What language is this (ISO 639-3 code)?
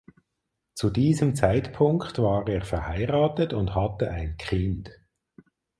deu